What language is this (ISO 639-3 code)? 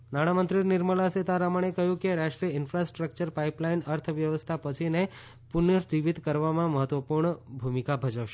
guj